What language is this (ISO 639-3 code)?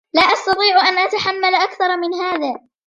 ara